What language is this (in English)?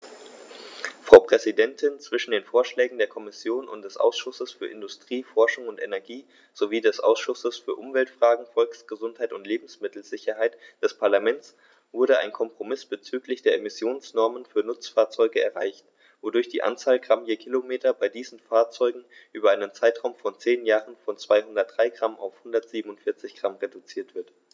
German